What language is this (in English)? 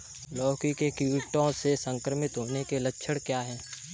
Hindi